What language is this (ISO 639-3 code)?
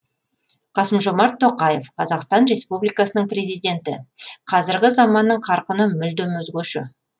kaz